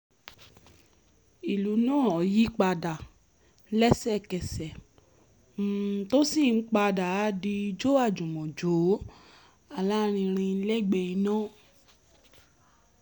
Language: Yoruba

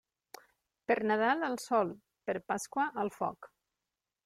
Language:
Catalan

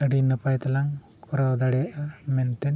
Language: Santali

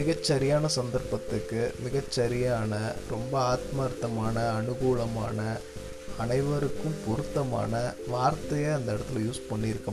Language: Tamil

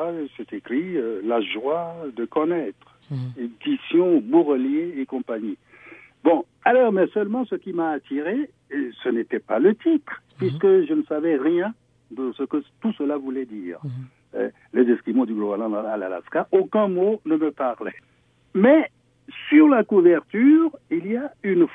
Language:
French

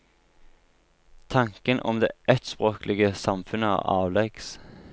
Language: Norwegian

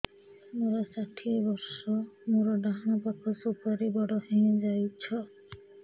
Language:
Odia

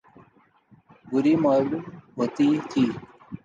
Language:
Urdu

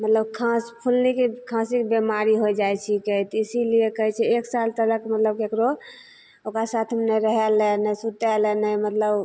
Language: Maithili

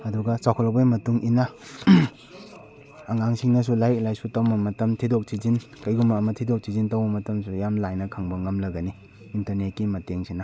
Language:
Manipuri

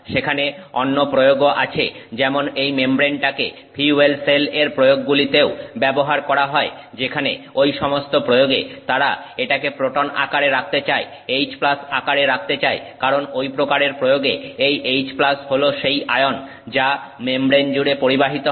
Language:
Bangla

